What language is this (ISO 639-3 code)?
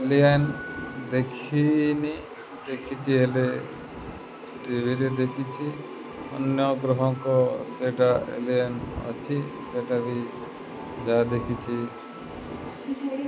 ori